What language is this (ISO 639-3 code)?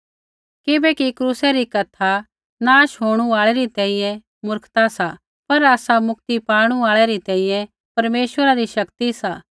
kfx